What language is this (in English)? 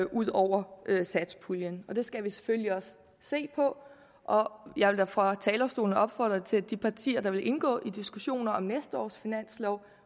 Danish